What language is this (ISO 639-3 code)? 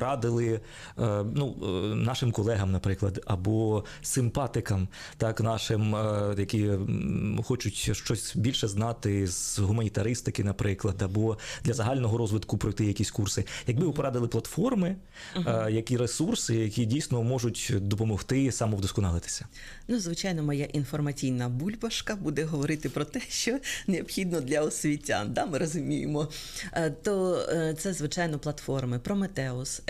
ukr